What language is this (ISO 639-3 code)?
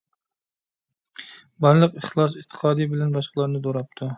uig